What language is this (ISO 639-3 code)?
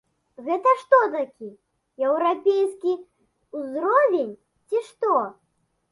bel